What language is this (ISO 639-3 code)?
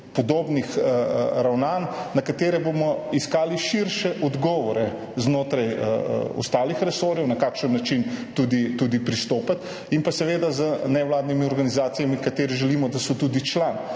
slv